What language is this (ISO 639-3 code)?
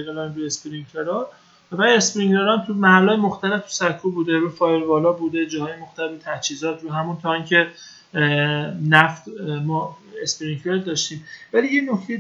fas